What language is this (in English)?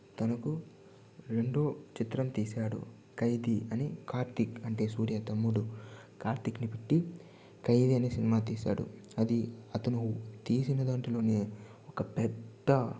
Telugu